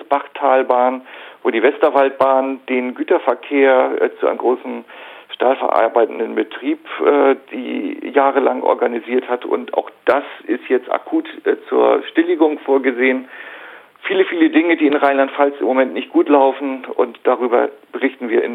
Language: German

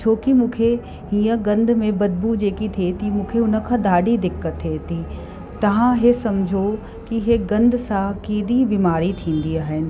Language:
Sindhi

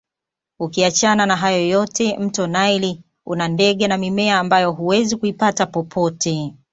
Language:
Swahili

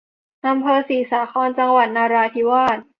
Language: Thai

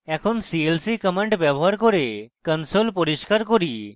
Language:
Bangla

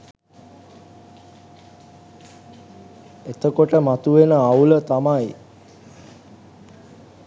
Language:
Sinhala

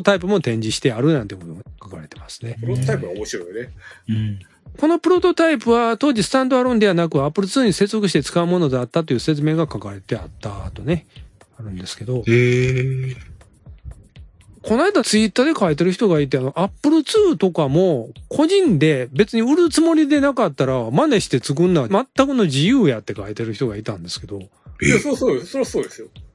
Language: Japanese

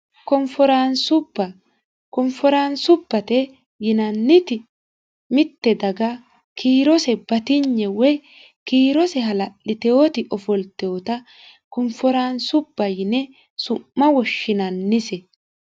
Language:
Sidamo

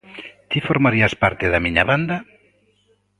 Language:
Galician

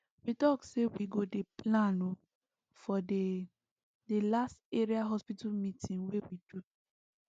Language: Nigerian Pidgin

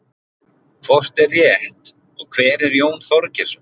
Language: Icelandic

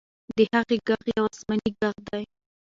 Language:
Pashto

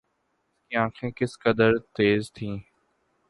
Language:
Urdu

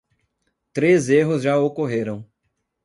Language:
Portuguese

